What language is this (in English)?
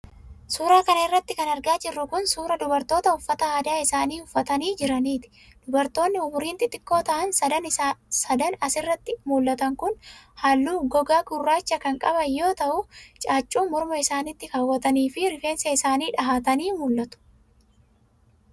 Oromo